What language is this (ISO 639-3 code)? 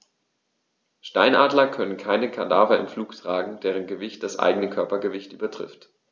deu